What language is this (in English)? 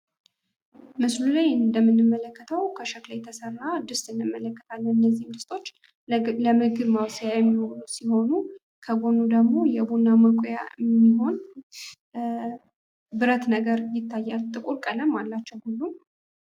Amharic